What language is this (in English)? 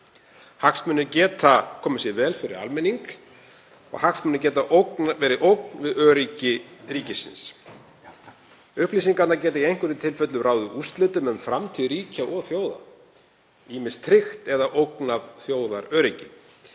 Icelandic